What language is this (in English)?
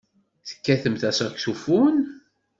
Kabyle